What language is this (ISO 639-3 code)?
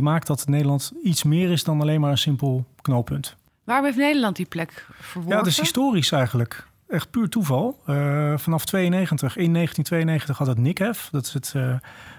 nld